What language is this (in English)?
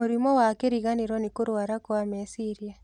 Kikuyu